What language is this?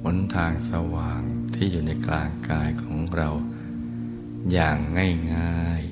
Thai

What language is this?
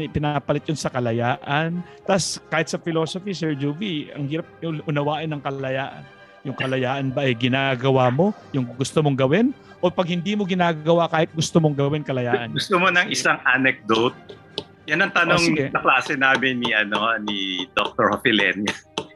Filipino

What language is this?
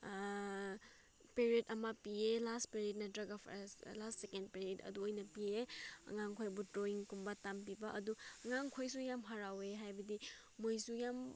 Manipuri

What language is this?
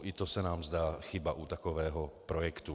Czech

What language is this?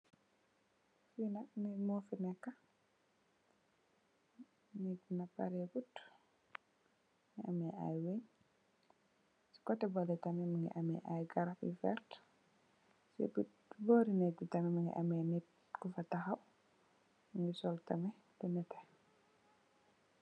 Wolof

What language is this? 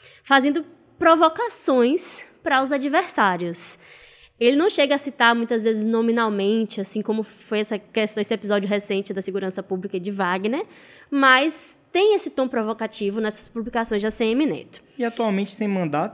Portuguese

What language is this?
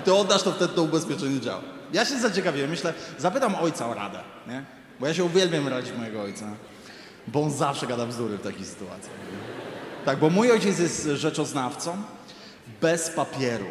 Polish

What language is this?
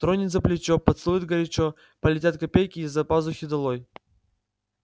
Russian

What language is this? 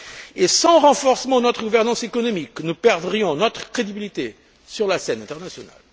French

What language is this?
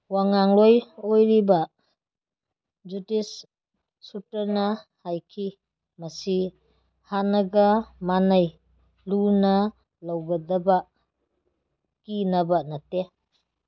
Manipuri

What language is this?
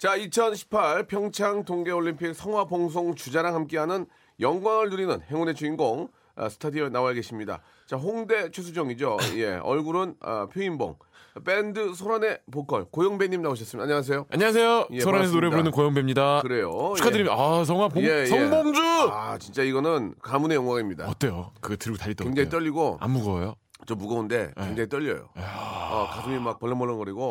Korean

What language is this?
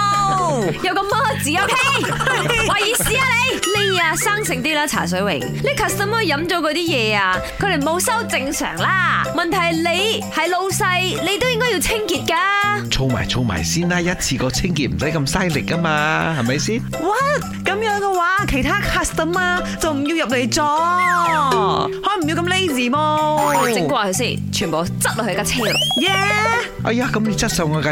Chinese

